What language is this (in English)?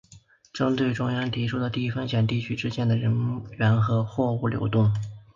Chinese